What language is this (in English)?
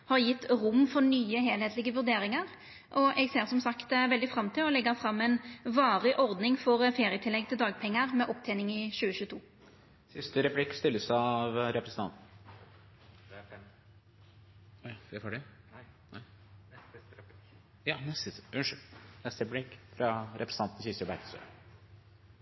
Norwegian